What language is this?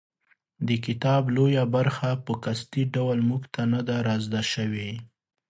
Pashto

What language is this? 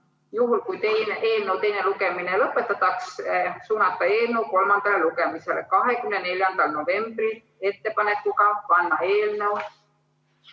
Estonian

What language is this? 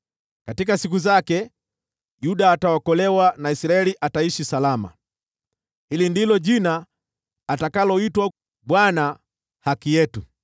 Swahili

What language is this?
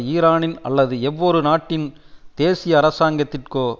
Tamil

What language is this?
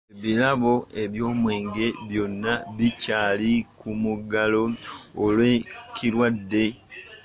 Ganda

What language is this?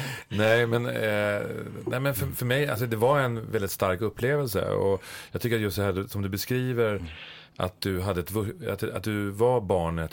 Swedish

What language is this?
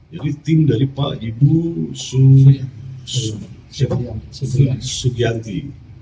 Indonesian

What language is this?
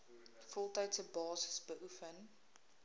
Afrikaans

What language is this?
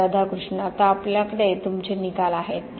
Marathi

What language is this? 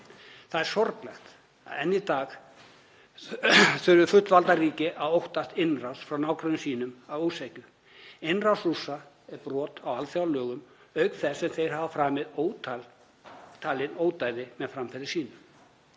Icelandic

